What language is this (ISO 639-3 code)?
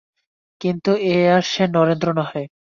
ben